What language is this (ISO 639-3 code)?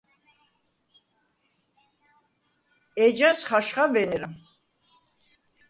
sva